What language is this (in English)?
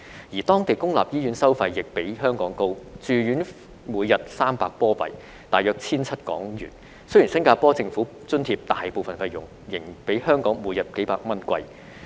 Cantonese